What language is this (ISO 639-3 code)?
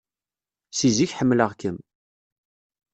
kab